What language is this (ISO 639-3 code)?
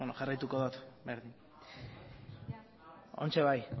eus